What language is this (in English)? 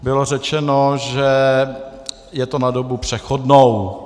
Czech